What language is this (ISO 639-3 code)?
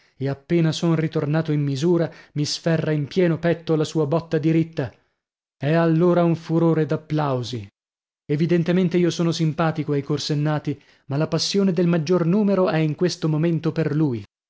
ita